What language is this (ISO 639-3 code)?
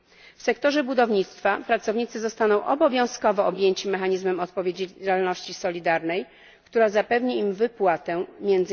pol